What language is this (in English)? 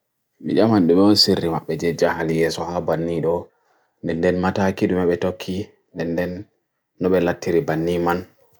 Bagirmi Fulfulde